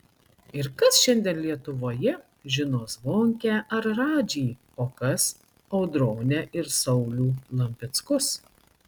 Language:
Lithuanian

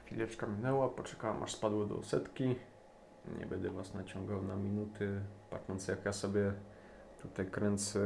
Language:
Polish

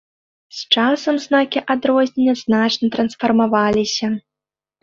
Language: Belarusian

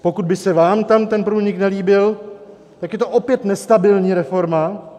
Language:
Czech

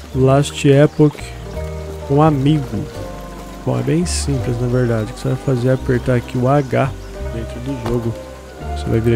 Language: Portuguese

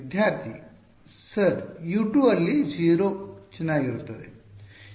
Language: Kannada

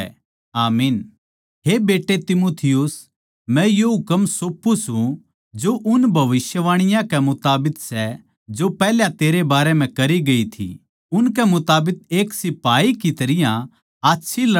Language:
Haryanvi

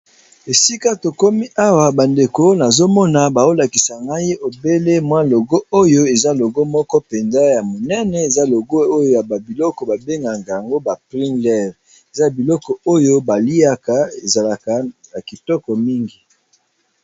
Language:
Lingala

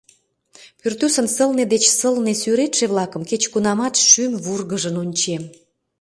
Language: Mari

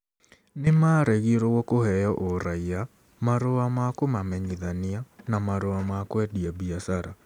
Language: Kikuyu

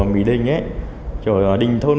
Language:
Vietnamese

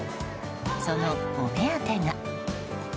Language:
Japanese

